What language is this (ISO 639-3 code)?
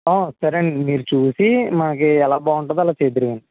tel